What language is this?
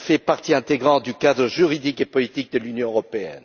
French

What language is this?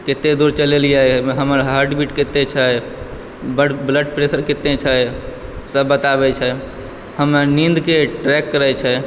Maithili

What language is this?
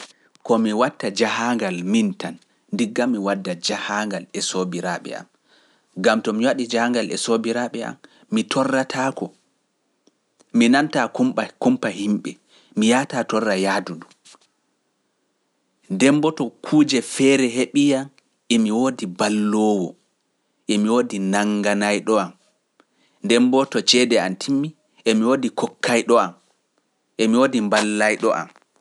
Pular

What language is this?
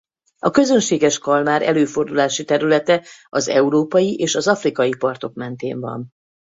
Hungarian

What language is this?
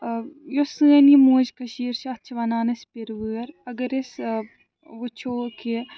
Kashmiri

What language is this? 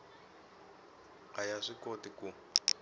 Tsonga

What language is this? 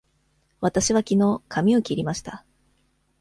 Japanese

